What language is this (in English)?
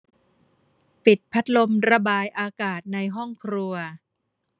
Thai